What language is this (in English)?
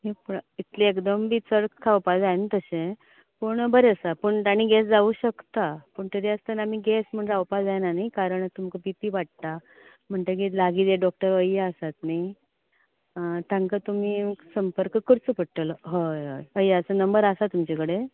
Konkani